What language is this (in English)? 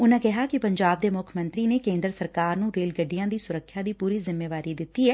Punjabi